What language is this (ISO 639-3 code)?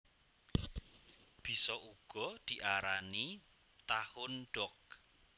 jav